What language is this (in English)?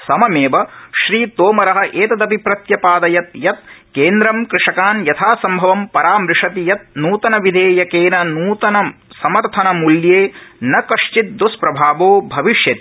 Sanskrit